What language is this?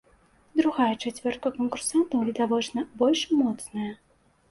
Belarusian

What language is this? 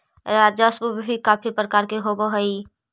Magahi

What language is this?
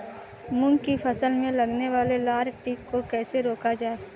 Hindi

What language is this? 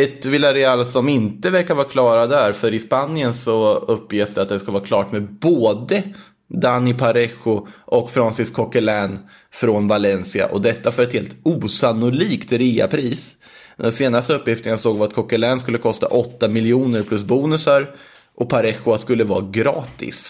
Swedish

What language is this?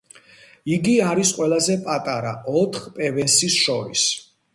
Georgian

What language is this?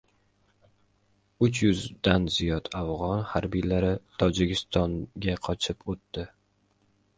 Uzbek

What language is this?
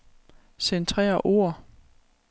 Danish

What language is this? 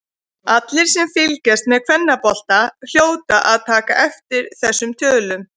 Icelandic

